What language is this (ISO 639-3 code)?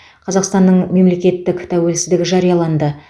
kaz